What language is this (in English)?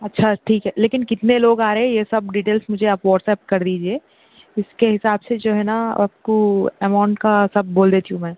Urdu